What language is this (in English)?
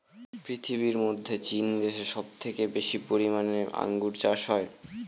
Bangla